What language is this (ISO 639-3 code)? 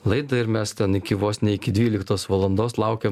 lit